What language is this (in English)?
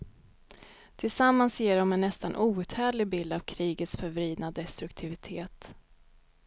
Swedish